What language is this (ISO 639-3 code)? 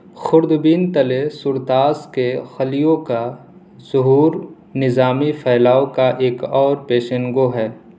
urd